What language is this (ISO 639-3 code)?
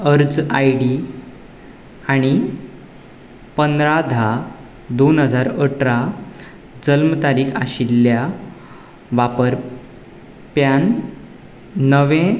kok